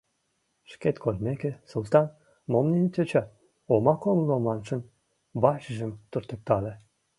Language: Mari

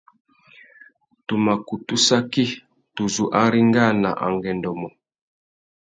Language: Tuki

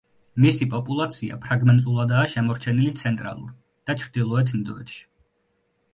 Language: Georgian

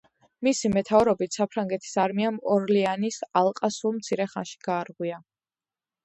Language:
Georgian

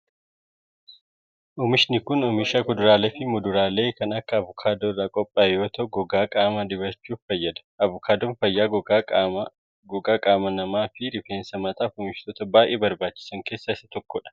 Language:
Oromo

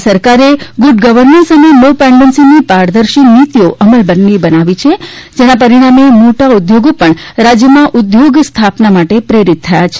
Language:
Gujarati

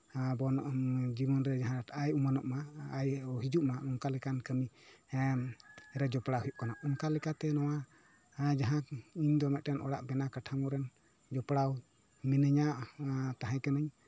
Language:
Santali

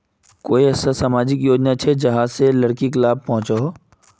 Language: Magahi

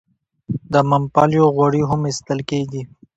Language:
Pashto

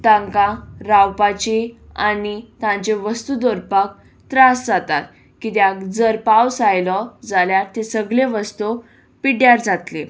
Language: Konkani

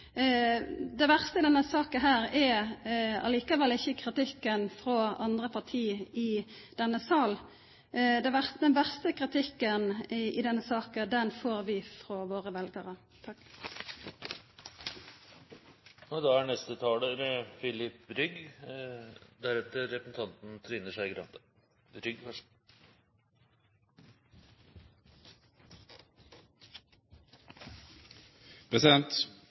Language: Norwegian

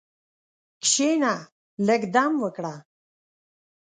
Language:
Pashto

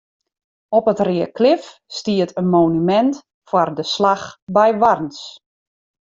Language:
Western Frisian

